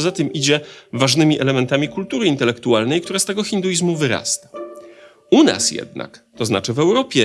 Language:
Polish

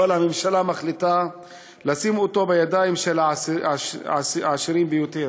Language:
Hebrew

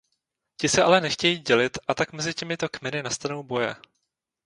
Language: Czech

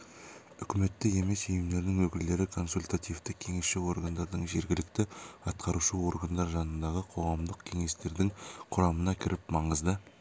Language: Kazakh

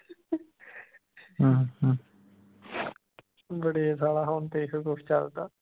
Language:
Punjabi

